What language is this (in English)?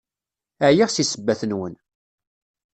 Kabyle